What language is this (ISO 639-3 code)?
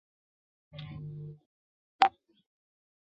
zho